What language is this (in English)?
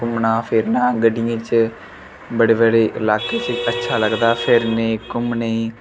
Dogri